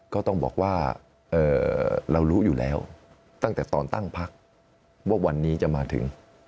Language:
Thai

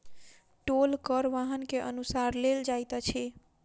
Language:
Maithili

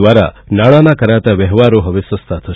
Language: Gujarati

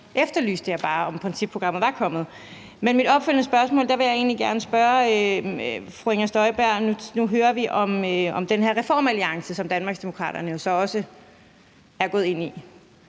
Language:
Danish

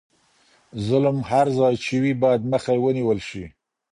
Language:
Pashto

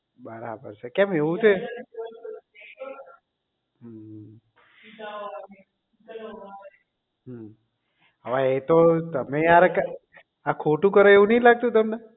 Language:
Gujarati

